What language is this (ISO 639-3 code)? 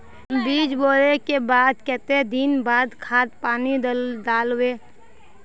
mag